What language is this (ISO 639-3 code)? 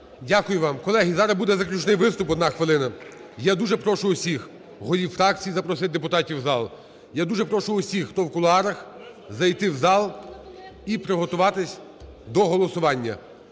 ukr